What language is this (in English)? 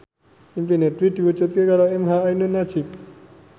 Javanese